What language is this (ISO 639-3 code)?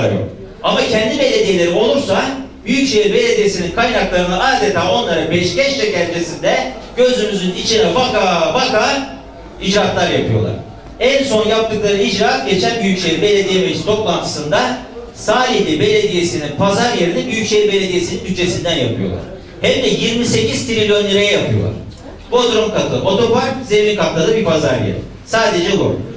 tur